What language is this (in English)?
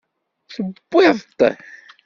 Kabyle